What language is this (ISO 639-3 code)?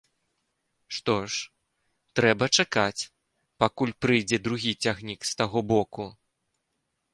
bel